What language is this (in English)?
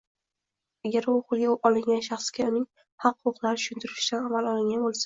Uzbek